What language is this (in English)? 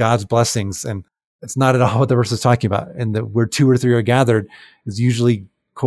English